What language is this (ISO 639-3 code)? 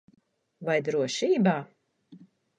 lav